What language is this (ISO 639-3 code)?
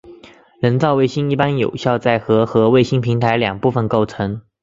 zho